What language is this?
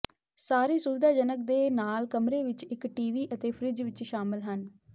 Punjabi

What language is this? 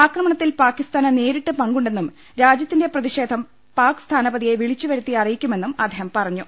Malayalam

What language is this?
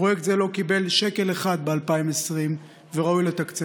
Hebrew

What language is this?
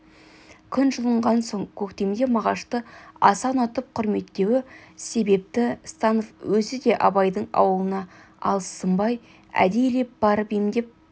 Kazakh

